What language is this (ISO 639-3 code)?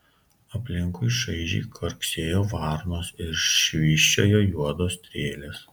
lit